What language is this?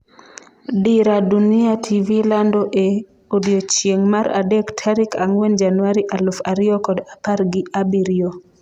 Luo (Kenya and Tanzania)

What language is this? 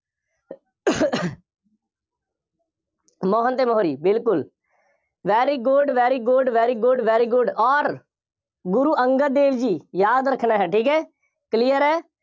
Punjabi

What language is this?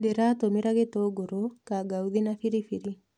Kikuyu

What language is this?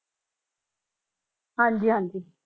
Punjabi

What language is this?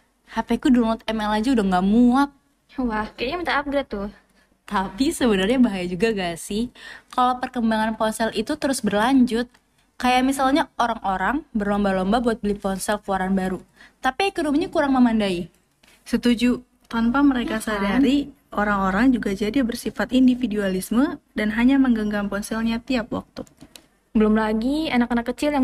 Indonesian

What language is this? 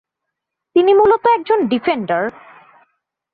Bangla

